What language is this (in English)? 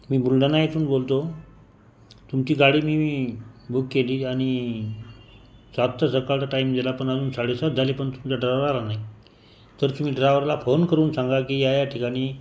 Marathi